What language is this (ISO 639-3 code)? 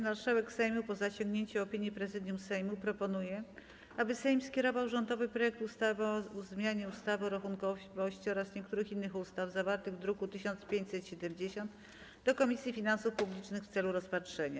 pol